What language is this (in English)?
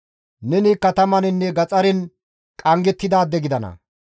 Gamo